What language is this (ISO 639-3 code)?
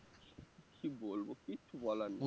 ben